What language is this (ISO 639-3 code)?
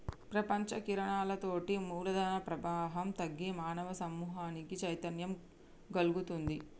tel